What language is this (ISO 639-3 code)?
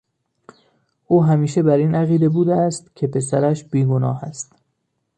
fas